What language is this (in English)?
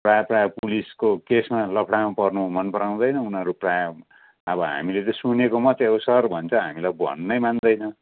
Nepali